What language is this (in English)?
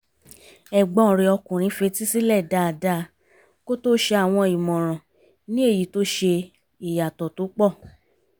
Yoruba